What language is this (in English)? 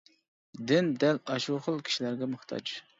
Uyghur